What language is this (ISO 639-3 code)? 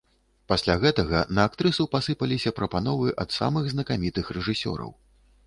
bel